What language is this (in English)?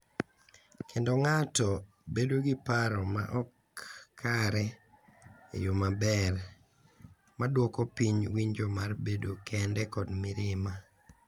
Luo (Kenya and Tanzania)